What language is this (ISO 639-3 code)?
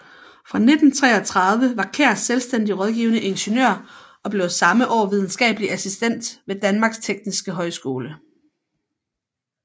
dan